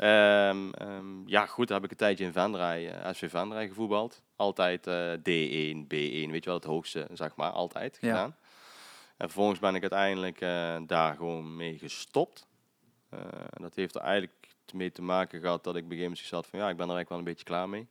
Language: Dutch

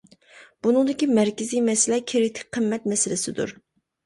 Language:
Uyghur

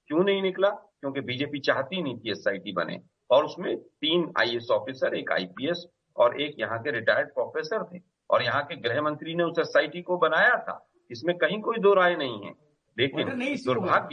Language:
Hindi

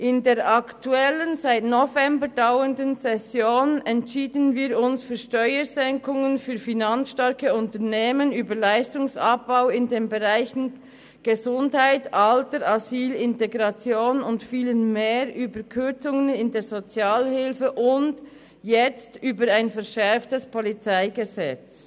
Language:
Swiss German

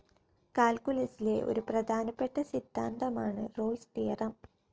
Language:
Malayalam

